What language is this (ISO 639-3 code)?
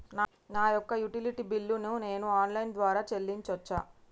tel